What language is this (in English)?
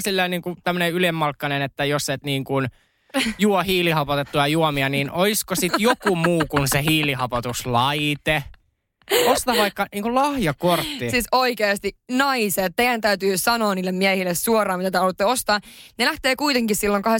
Finnish